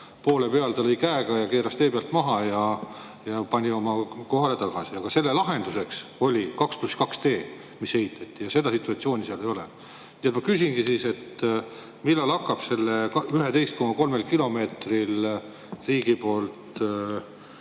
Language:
Estonian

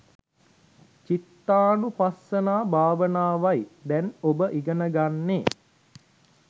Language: Sinhala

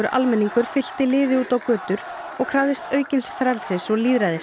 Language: Icelandic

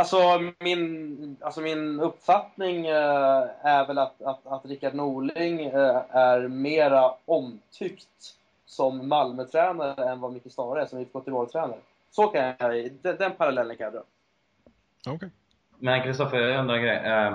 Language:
Swedish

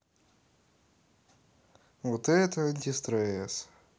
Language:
Russian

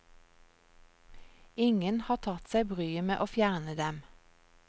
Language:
Norwegian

